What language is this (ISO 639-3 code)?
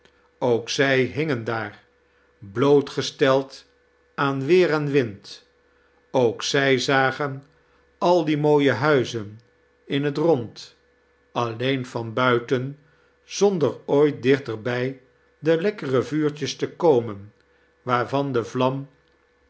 nld